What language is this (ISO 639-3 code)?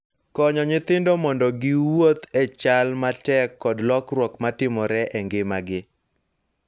luo